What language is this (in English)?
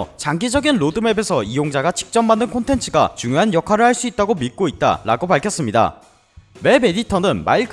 Korean